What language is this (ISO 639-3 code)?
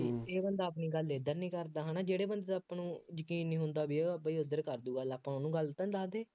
pan